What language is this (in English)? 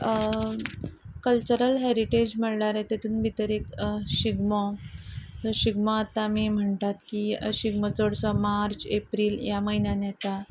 Konkani